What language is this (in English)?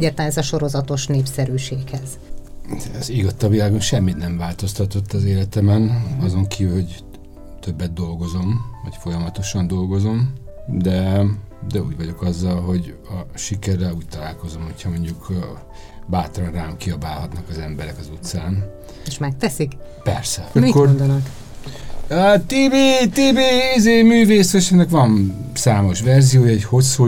Hungarian